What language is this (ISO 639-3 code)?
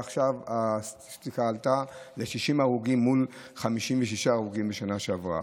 heb